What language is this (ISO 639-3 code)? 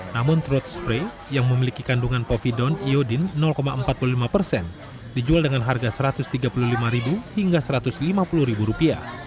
ind